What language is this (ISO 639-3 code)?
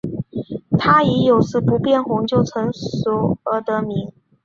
zho